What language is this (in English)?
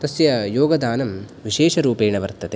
Sanskrit